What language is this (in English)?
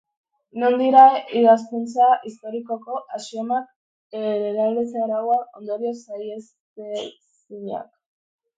Basque